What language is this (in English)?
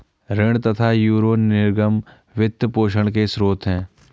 Hindi